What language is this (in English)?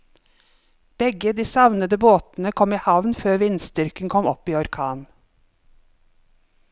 Norwegian